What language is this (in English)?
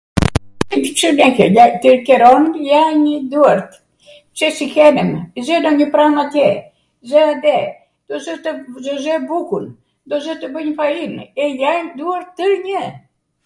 Arvanitika Albanian